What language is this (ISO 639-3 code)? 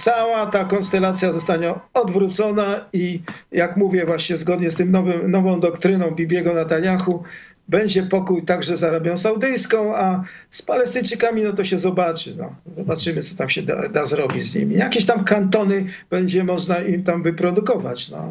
pol